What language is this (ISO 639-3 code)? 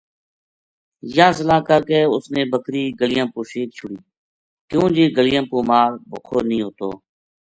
gju